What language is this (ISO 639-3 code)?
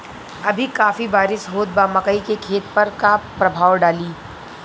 bho